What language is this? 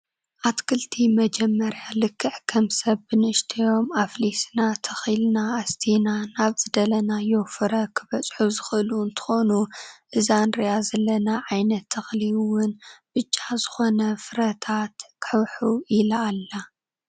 Tigrinya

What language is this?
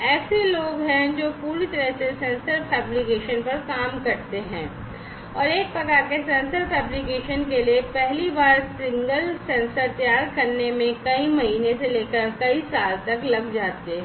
Hindi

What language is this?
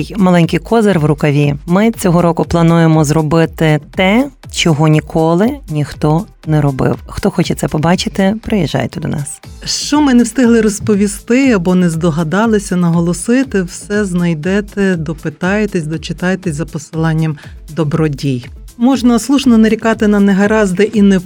Ukrainian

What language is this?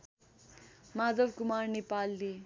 Nepali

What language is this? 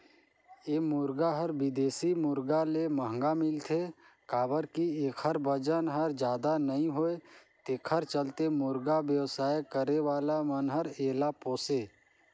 Chhattisgarhi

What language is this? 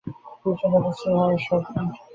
Bangla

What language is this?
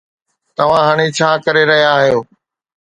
Sindhi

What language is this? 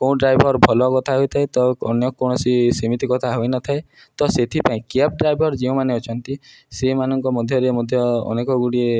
Odia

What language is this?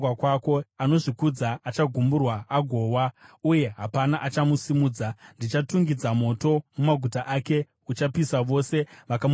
Shona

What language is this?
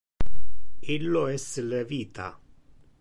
Interlingua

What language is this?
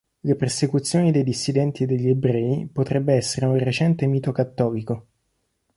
Italian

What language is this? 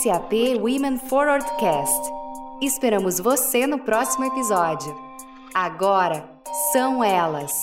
Portuguese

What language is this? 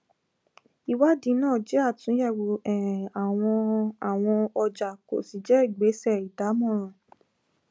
Yoruba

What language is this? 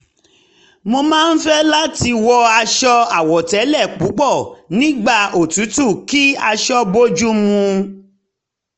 Yoruba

